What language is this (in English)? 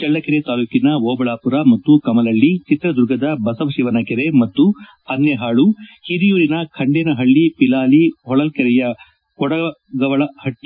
Kannada